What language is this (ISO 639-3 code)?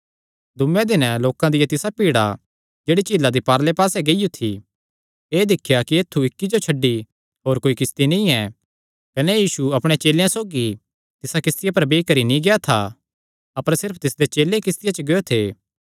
xnr